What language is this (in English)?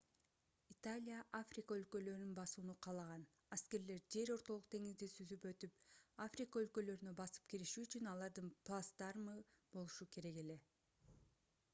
Kyrgyz